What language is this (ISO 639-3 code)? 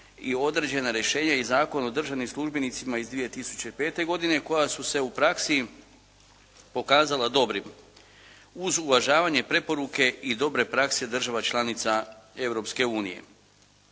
hrv